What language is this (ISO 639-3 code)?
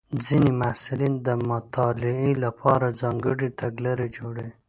pus